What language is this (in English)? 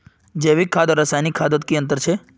Magahi